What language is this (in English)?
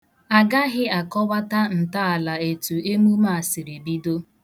Igbo